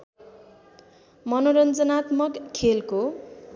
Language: Nepali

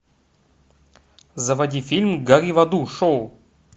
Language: Russian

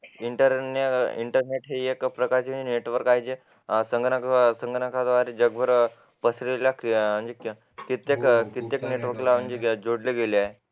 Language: Marathi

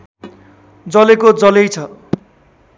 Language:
Nepali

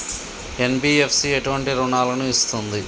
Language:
Telugu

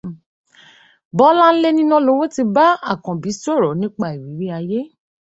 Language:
Yoruba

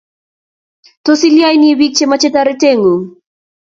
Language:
Kalenjin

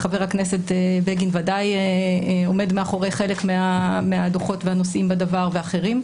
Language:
Hebrew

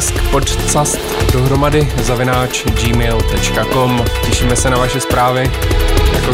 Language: Czech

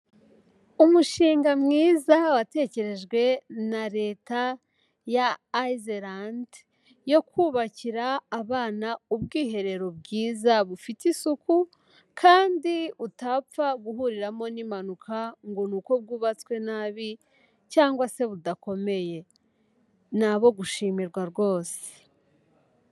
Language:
Kinyarwanda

